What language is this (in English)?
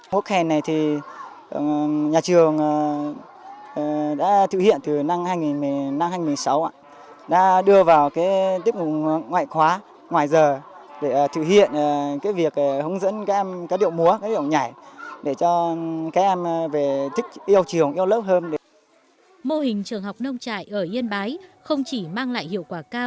Vietnamese